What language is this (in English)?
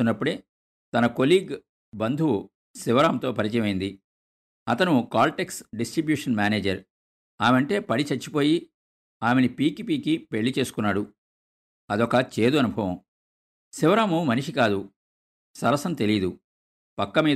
Telugu